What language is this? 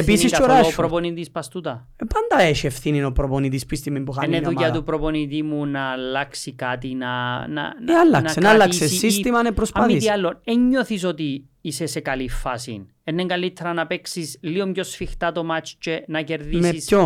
Greek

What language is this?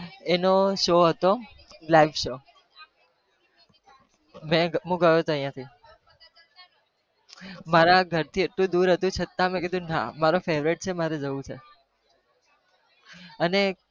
Gujarati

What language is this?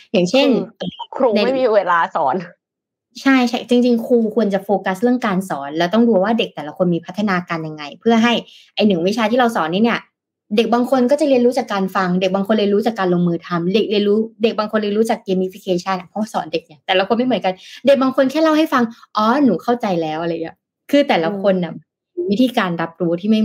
Thai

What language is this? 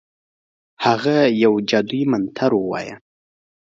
Pashto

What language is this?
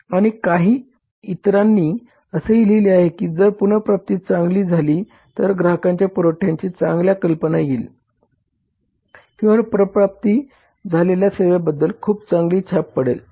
Marathi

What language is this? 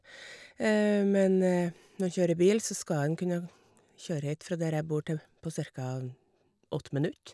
Norwegian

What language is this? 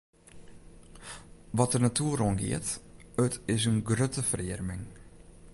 Western Frisian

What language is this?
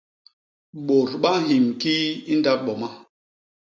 Basaa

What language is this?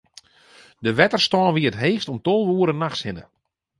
Western Frisian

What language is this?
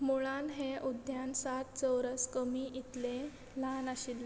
Konkani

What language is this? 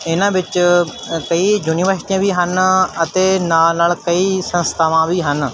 Punjabi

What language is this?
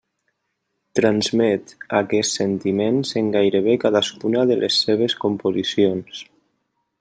Catalan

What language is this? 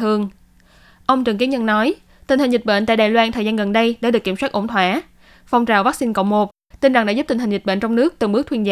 Vietnamese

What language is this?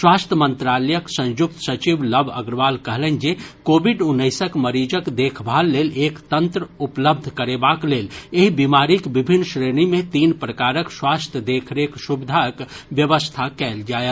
Maithili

